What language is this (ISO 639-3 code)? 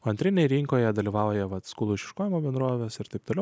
lit